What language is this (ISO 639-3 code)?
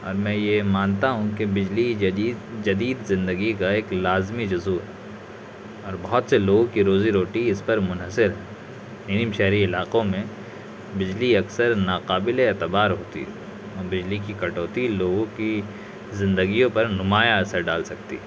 urd